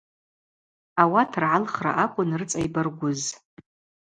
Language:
Abaza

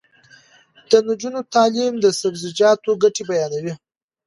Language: Pashto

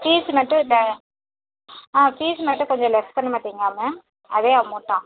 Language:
Tamil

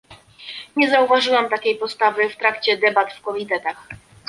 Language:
Polish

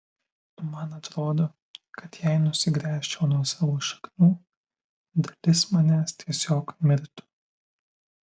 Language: Lithuanian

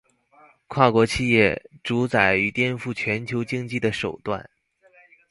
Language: Chinese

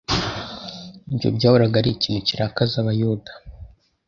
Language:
Kinyarwanda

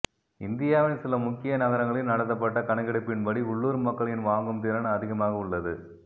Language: Tamil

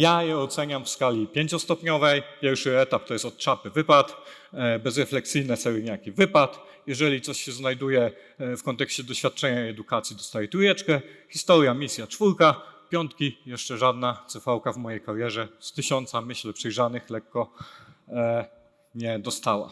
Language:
Polish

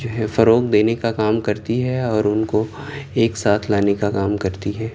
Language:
Urdu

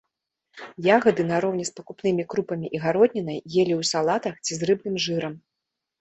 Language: Belarusian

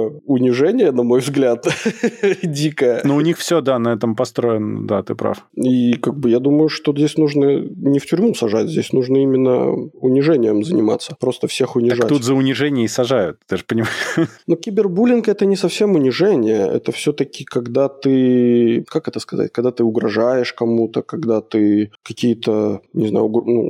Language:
Russian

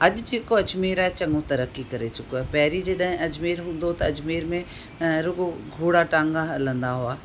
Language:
Sindhi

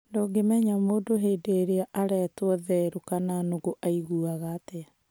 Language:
Kikuyu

